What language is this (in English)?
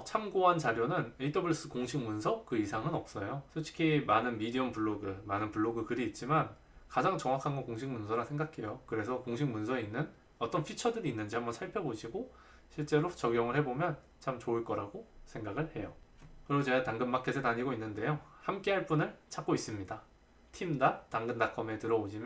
Korean